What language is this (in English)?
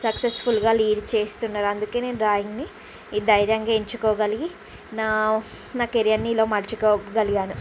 Telugu